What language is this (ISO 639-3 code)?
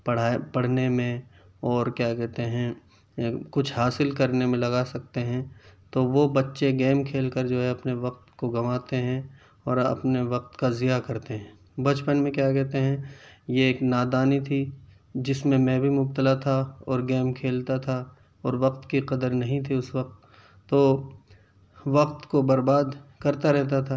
urd